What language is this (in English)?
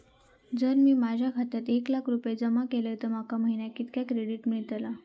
Marathi